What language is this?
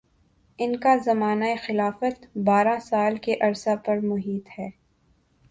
Urdu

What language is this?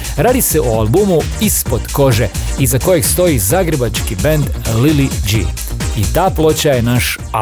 Croatian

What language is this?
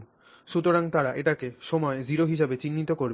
Bangla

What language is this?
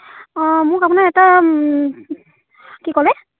Assamese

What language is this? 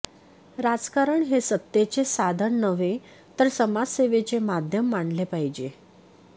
Marathi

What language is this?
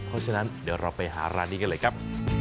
Thai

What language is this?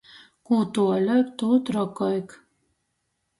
Latgalian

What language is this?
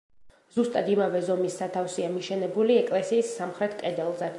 Georgian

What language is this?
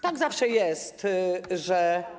Polish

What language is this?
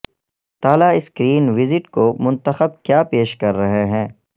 Urdu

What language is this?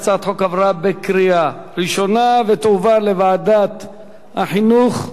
Hebrew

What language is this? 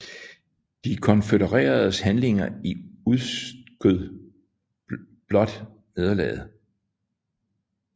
Danish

